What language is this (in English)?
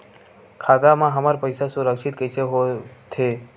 Chhattisgarhi